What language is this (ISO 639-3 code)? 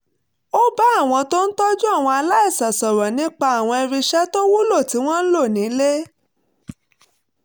yor